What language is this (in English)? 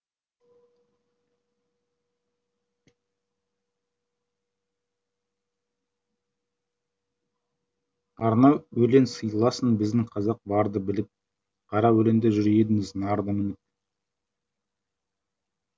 Kazakh